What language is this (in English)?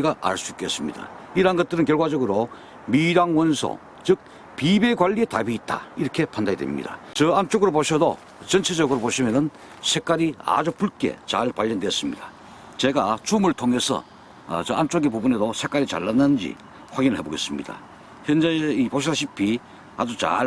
Korean